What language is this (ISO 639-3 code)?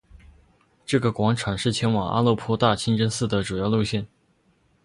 zho